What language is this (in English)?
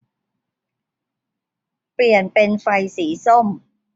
Thai